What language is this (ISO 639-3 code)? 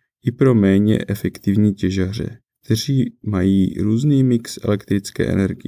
ces